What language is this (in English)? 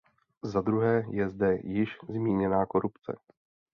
Czech